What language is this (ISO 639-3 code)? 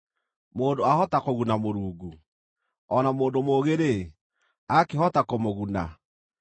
kik